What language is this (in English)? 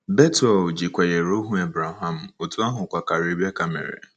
Igbo